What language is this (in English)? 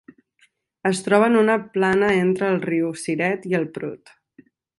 Catalan